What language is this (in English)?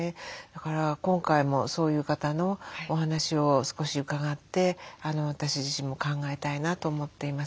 Japanese